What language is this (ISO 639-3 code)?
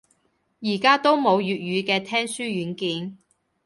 yue